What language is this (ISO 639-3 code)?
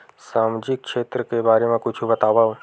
hne